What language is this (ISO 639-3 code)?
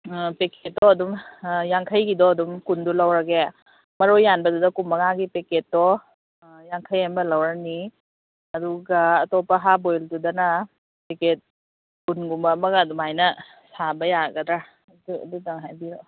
mni